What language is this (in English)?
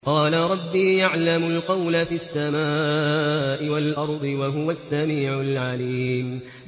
Arabic